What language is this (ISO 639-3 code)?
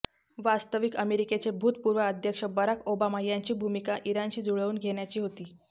mar